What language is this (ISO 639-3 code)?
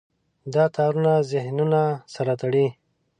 pus